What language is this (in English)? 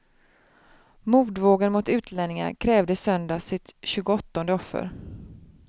Swedish